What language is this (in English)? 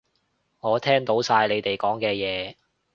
Cantonese